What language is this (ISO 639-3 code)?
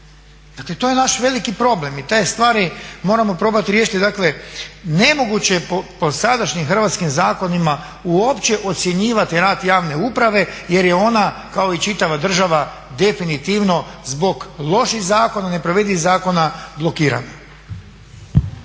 hrv